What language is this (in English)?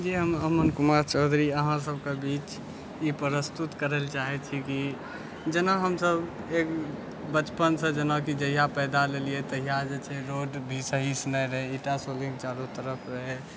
Maithili